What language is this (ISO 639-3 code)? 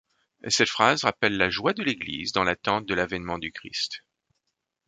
fra